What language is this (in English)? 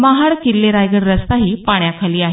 Marathi